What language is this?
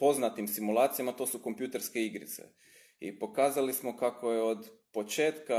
Croatian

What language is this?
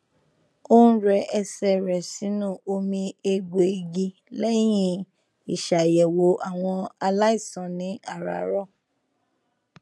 Yoruba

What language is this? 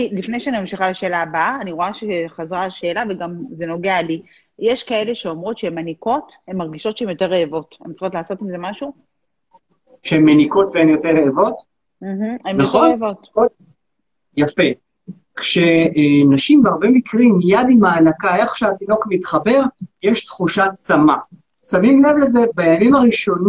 Hebrew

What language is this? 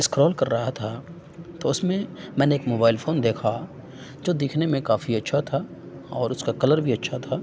Urdu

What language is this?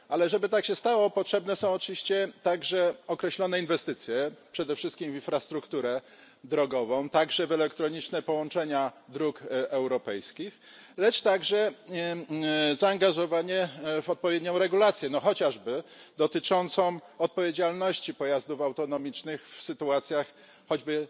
Polish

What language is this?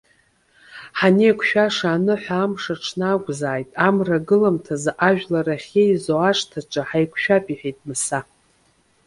Abkhazian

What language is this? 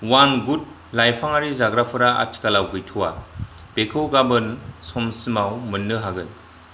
Bodo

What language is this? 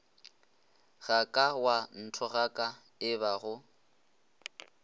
Northern Sotho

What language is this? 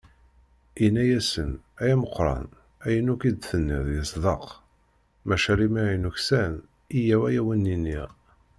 Kabyle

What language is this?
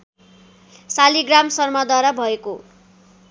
Nepali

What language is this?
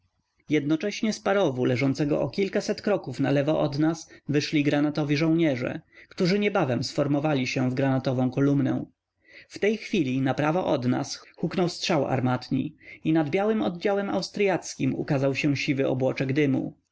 Polish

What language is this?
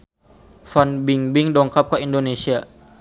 Sundanese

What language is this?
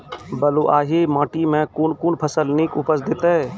Maithili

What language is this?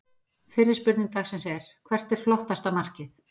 Icelandic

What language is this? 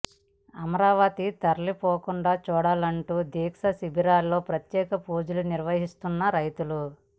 Telugu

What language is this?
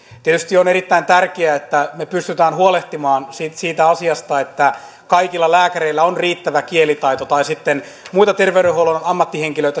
Finnish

